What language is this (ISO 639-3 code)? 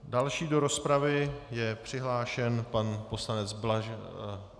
ces